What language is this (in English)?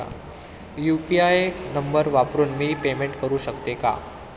Marathi